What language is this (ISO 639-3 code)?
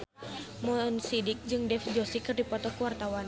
sun